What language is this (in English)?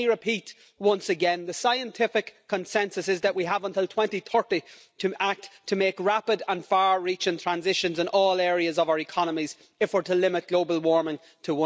English